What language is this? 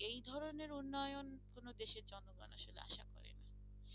Bangla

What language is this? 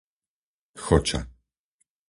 Slovak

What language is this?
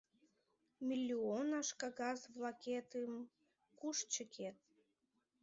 Mari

